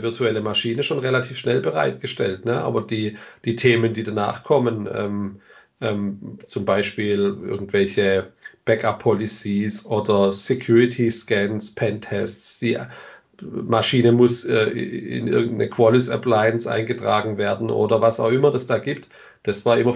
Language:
German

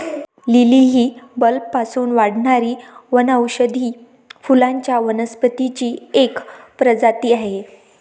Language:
Marathi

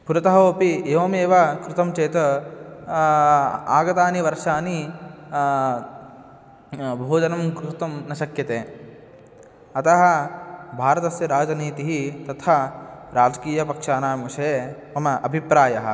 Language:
Sanskrit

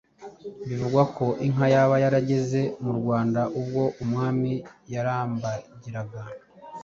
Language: Kinyarwanda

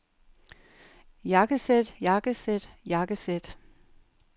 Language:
Danish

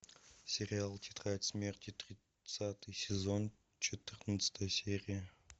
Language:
Russian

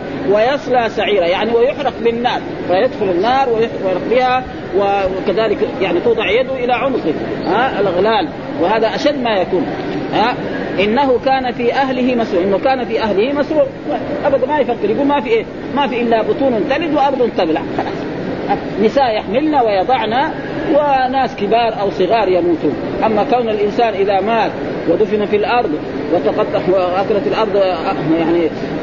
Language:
Arabic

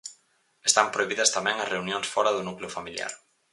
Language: Galician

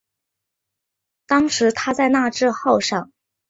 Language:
Chinese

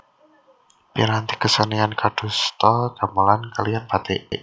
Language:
Javanese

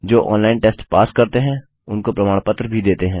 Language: Hindi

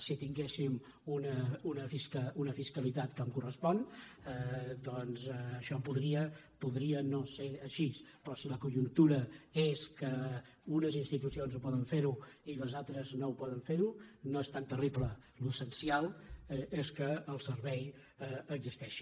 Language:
Catalan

